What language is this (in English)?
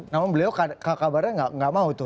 Indonesian